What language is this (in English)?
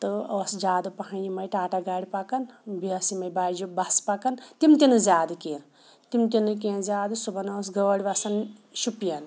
Kashmiri